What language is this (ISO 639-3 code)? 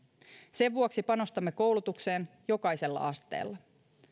fin